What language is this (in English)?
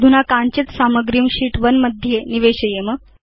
Sanskrit